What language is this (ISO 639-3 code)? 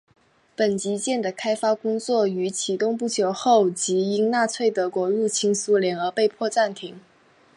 zho